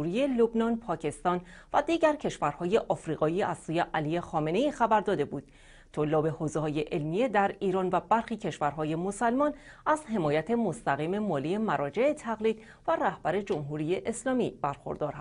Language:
Persian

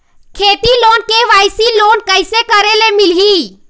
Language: Chhattisgarhi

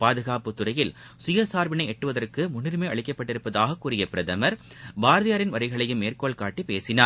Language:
Tamil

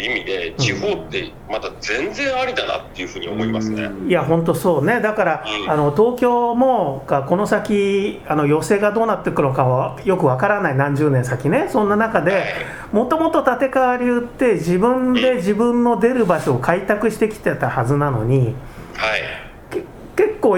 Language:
Japanese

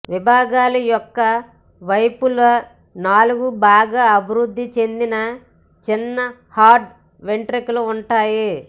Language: Telugu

